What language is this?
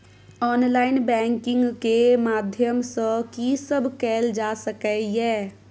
Maithili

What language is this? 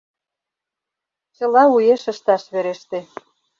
Mari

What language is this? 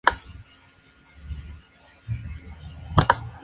Spanish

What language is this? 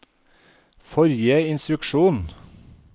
Norwegian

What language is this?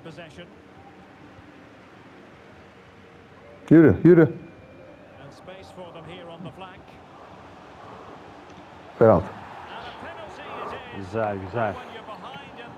Turkish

